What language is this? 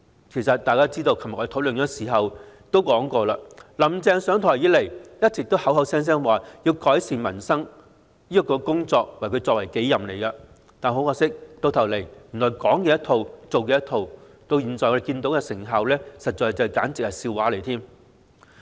Cantonese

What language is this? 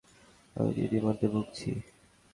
Bangla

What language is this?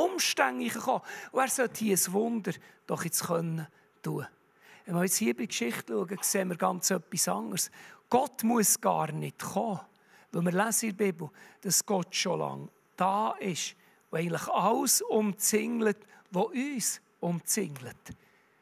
German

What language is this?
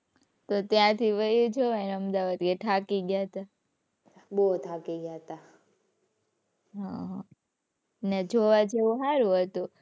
Gujarati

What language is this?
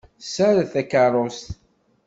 Kabyle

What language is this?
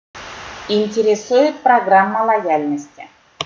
Russian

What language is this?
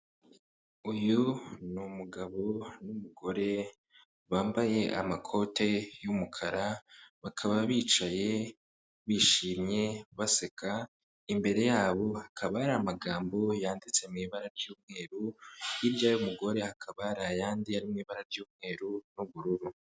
Kinyarwanda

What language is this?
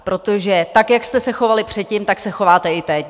Czech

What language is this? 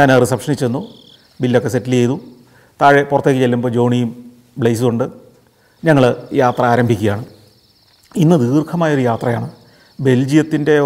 Malayalam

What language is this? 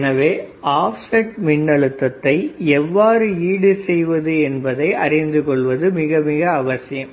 Tamil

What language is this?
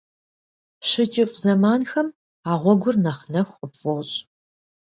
Kabardian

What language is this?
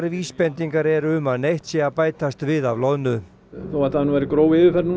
Icelandic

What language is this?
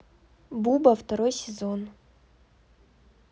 Russian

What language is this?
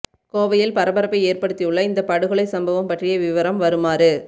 Tamil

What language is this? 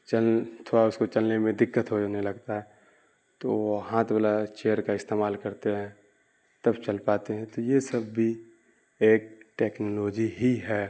Urdu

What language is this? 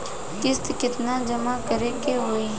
Bhojpuri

